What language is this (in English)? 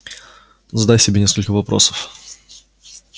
Russian